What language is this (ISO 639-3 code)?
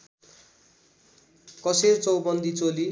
nep